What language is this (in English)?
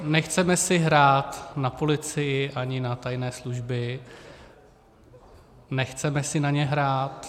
Czech